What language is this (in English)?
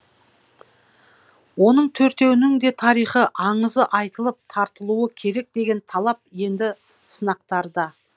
Kazakh